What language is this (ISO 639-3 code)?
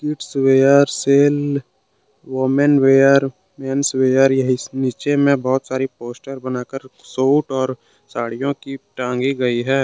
hin